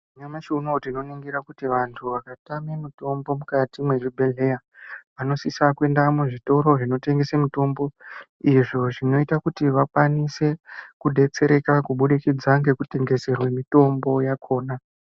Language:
Ndau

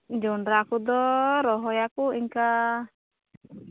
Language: Santali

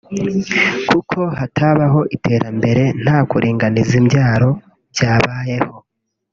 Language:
Kinyarwanda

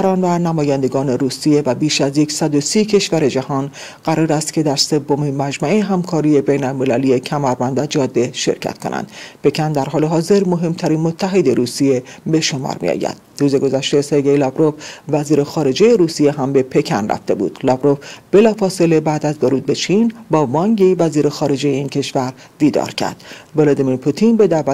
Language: Persian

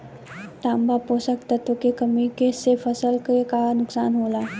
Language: Bhojpuri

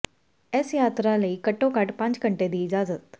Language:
Punjabi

